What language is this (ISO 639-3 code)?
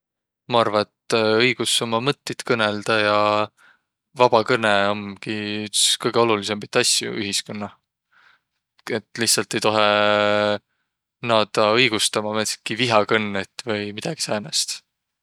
vro